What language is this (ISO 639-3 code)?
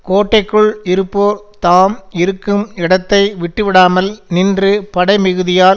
tam